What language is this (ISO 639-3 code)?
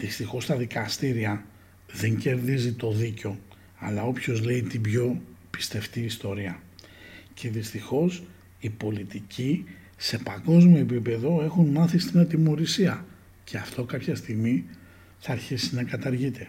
ell